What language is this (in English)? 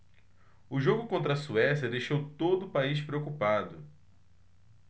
Portuguese